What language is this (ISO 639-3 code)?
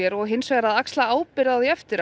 isl